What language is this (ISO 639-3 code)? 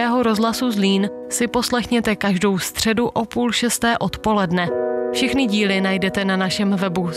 ces